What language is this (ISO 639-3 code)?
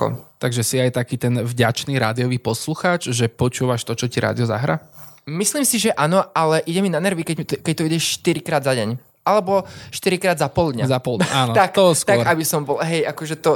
slk